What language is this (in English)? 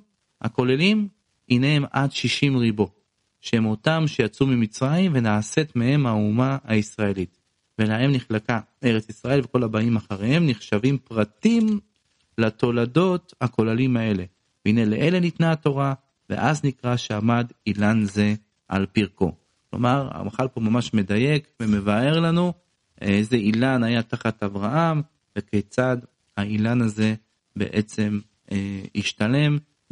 Hebrew